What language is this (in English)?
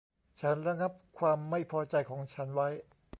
Thai